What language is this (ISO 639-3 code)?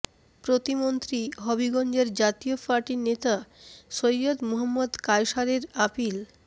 ben